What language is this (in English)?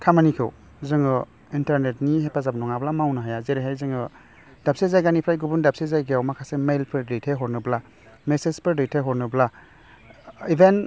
Bodo